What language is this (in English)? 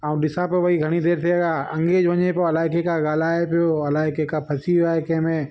Sindhi